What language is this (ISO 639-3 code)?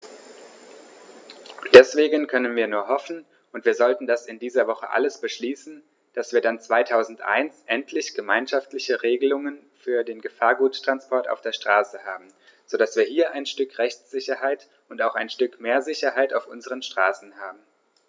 deu